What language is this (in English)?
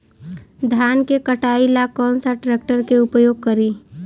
Bhojpuri